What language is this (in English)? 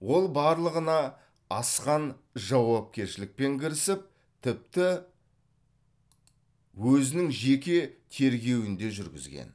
Kazakh